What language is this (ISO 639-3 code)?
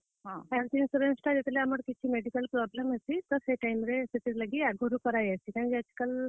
ori